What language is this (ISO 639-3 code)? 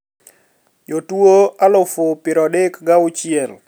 luo